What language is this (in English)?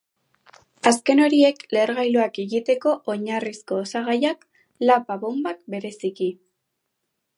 Basque